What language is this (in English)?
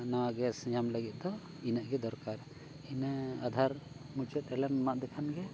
Santali